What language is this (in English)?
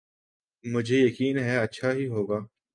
Urdu